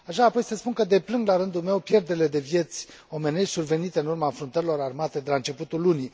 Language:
Romanian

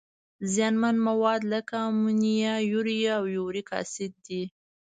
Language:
Pashto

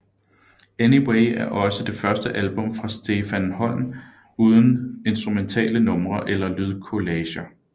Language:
Danish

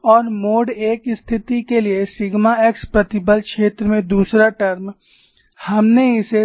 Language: Hindi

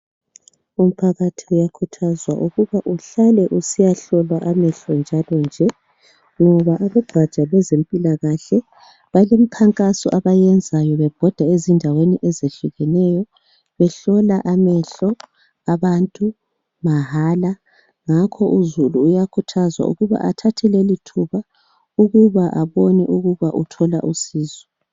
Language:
North Ndebele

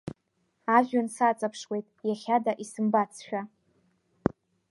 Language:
Abkhazian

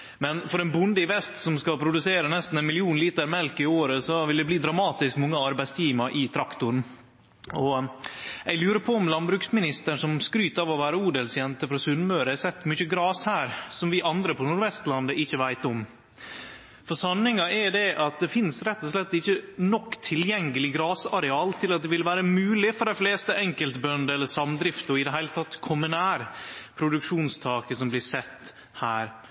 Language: Norwegian Nynorsk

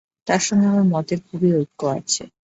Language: Bangla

